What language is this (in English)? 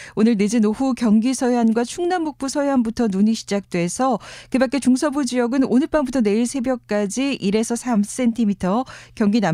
Korean